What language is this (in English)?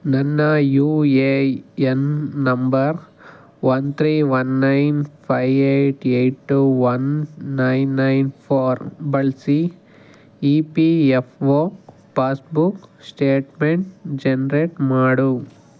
Kannada